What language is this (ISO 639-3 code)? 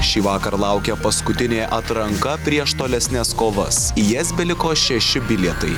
lit